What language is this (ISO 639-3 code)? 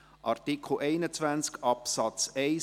gsw